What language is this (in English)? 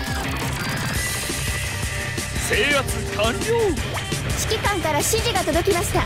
Japanese